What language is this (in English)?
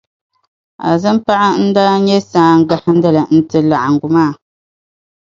Dagbani